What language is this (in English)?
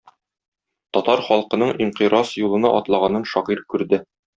Tatar